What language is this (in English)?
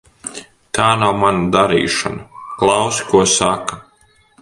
Latvian